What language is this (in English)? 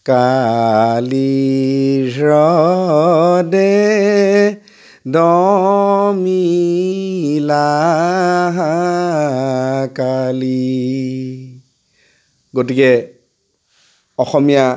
Assamese